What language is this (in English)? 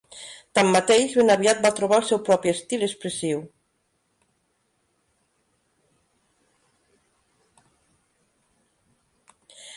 Catalan